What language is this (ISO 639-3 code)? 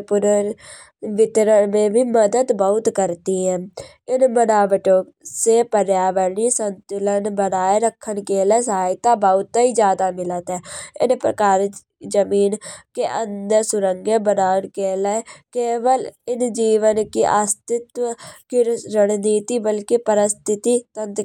bjj